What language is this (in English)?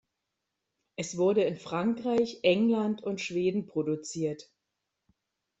German